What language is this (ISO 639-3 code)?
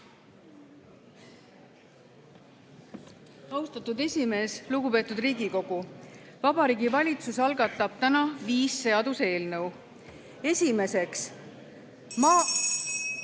est